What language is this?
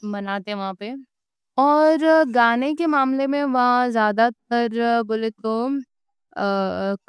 Deccan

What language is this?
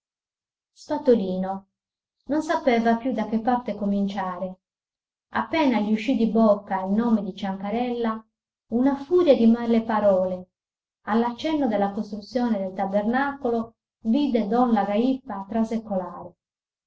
Italian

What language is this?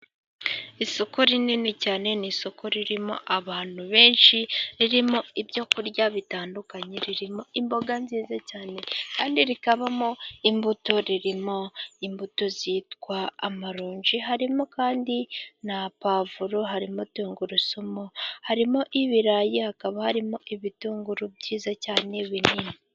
Kinyarwanda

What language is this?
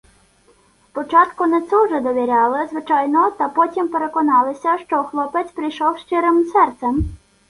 Ukrainian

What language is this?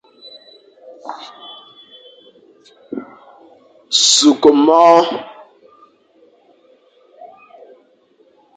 Fang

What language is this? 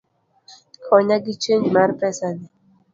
Luo (Kenya and Tanzania)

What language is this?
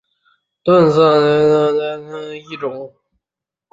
Chinese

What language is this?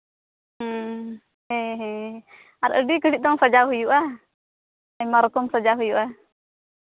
Santali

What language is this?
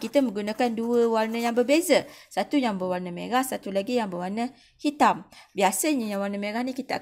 Malay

